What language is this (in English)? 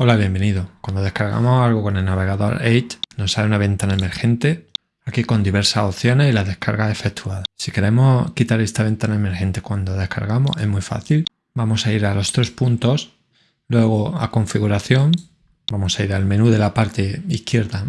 Spanish